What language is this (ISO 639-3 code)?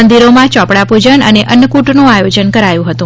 guj